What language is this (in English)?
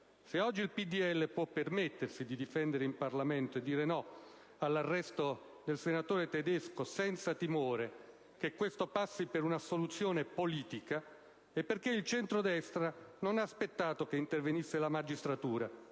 Italian